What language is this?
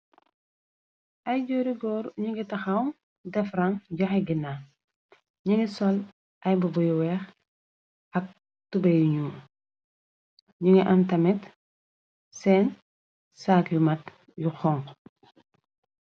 Wolof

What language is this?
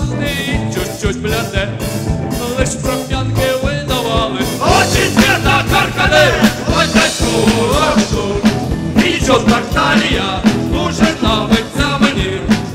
Ukrainian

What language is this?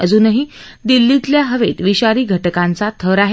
Marathi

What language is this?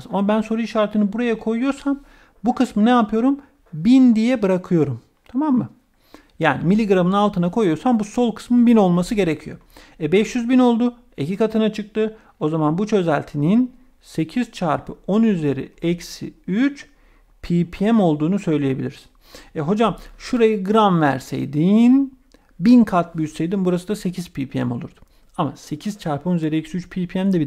Turkish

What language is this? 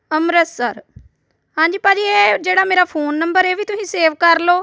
Punjabi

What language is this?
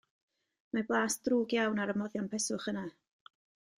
Welsh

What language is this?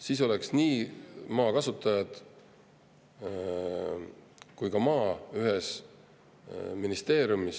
Estonian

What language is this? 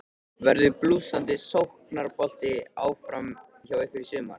Icelandic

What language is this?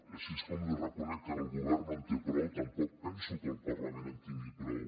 Catalan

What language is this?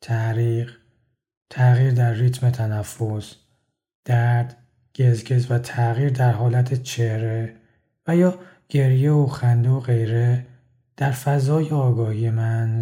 Persian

